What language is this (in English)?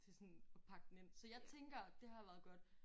Danish